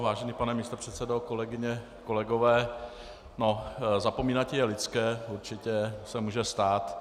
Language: Czech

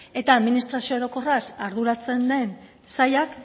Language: Basque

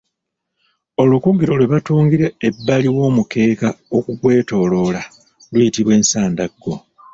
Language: Ganda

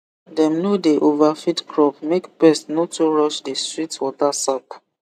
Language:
Nigerian Pidgin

